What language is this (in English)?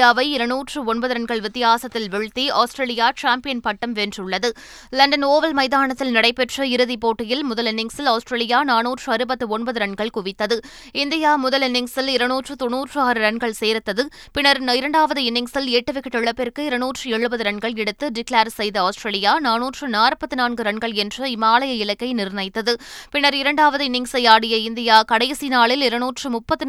Tamil